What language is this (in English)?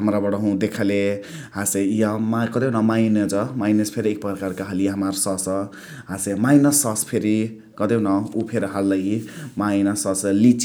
Chitwania Tharu